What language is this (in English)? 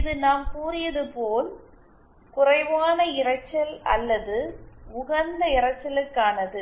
Tamil